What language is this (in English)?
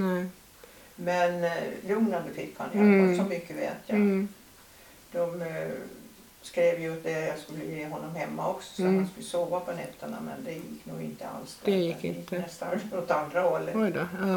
Swedish